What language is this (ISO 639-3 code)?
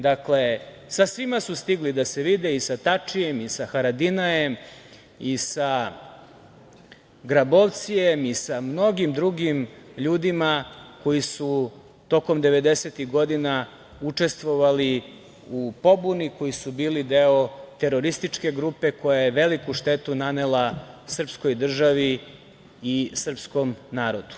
srp